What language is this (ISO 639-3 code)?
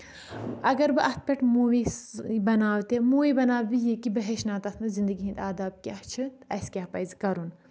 kas